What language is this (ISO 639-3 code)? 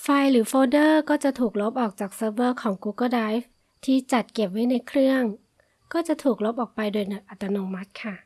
tha